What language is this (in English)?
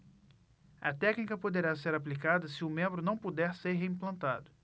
Portuguese